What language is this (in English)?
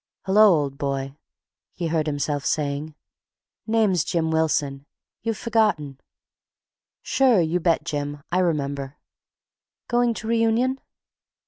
English